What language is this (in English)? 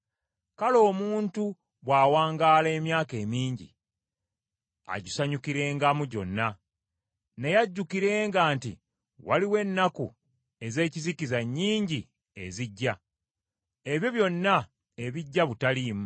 Ganda